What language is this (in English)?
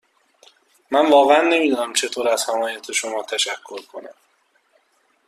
Persian